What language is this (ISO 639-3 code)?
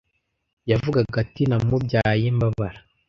kin